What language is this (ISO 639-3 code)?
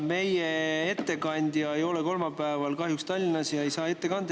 est